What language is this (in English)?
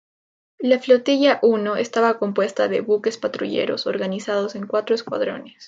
Spanish